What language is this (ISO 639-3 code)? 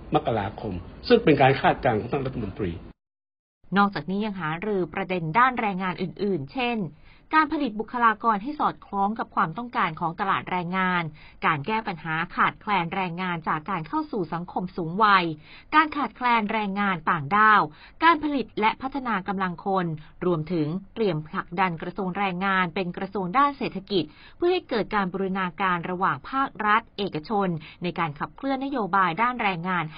tha